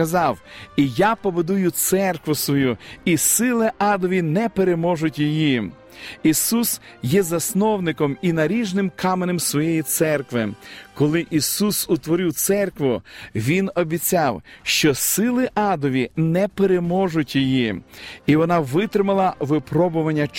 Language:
Ukrainian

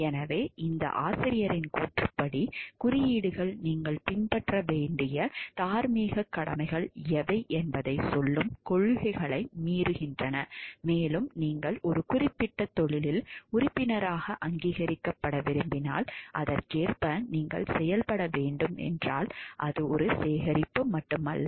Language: Tamil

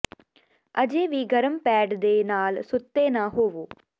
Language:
Punjabi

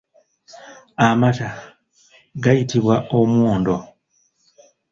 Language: Ganda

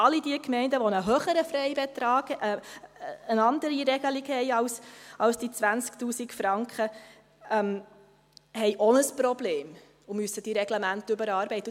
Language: Swiss German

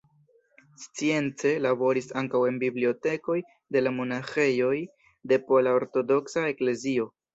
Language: Esperanto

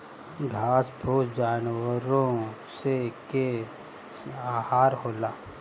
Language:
Bhojpuri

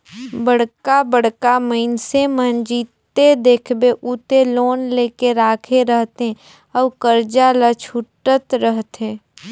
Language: Chhattisgarhi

